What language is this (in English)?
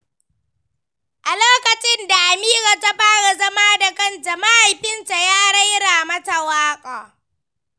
Hausa